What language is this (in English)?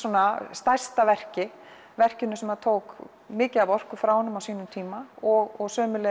Icelandic